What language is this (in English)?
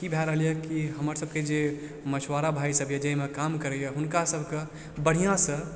Maithili